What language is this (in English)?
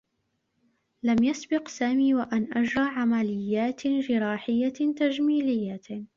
Arabic